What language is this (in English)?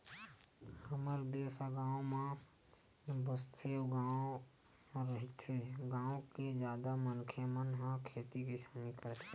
Chhattisgarhi